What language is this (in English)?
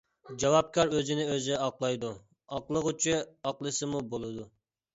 Uyghur